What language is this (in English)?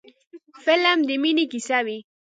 Pashto